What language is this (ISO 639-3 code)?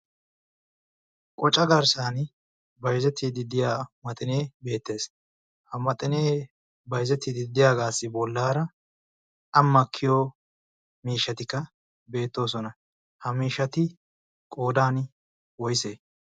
wal